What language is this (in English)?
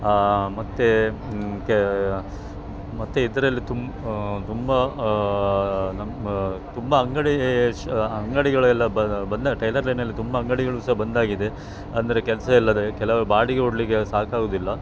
Kannada